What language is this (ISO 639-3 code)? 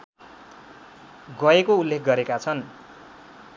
nep